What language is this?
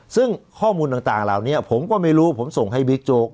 Thai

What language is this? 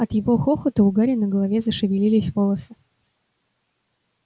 Russian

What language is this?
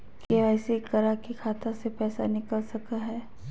Magahi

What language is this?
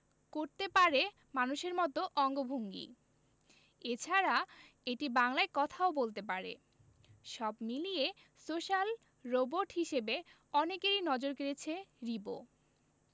Bangla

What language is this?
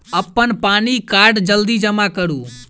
Maithili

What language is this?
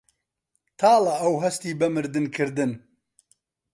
Central Kurdish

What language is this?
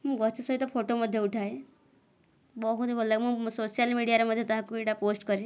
Odia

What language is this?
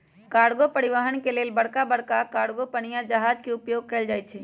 Magahi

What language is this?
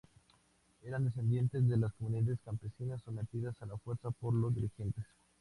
Spanish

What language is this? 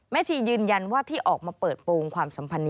Thai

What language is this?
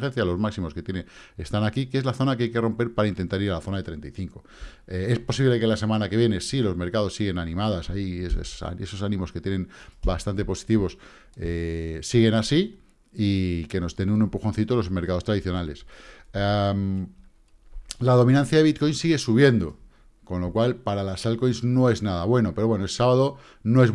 Spanish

